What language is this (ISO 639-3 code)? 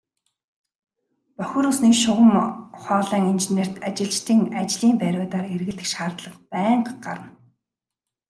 mon